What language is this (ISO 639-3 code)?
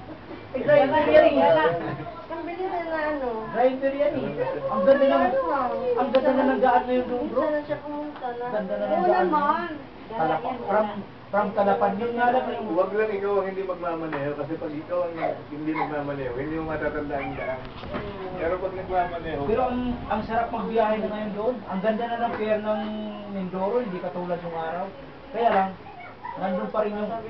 fil